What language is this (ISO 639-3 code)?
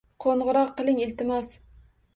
uzb